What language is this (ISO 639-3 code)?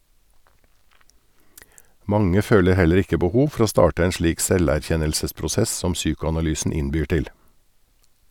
nor